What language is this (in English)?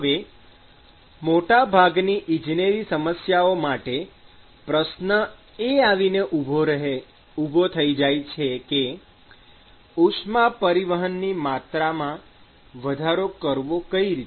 Gujarati